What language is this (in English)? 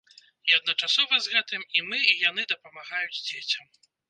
Belarusian